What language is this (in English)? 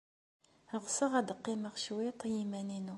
Kabyle